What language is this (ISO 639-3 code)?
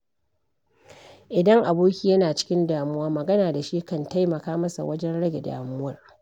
hau